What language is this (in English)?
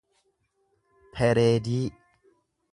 Oromo